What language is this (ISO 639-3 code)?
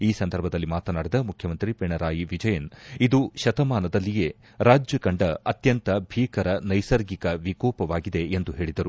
kan